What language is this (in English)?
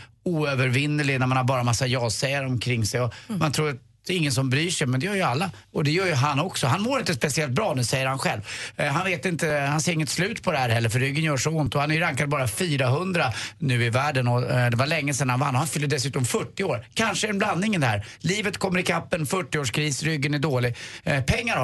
Swedish